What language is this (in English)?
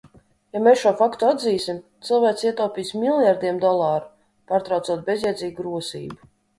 Latvian